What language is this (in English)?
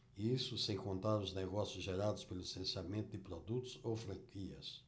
Portuguese